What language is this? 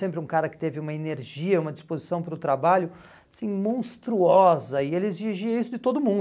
Portuguese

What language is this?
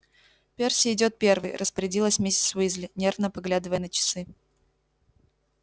Russian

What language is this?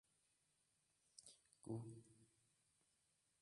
Arabic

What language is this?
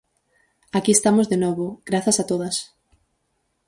Galician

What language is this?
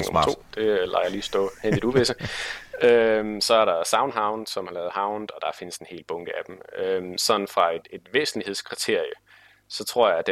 Danish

